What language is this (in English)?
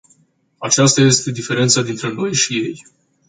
Romanian